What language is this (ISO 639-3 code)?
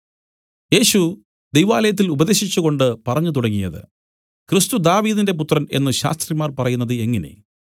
mal